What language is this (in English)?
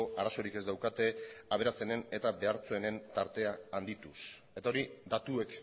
Basque